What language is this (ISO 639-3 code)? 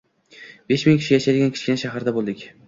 uzb